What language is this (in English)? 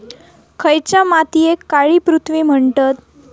Marathi